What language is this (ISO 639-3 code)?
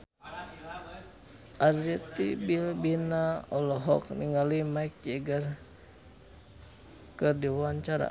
sun